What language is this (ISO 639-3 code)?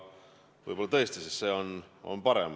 est